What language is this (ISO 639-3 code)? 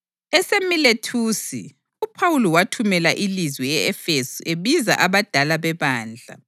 nde